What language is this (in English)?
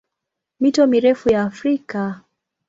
Swahili